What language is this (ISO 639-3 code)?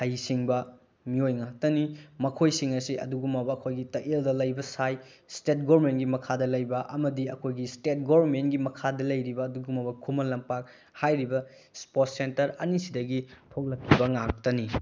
mni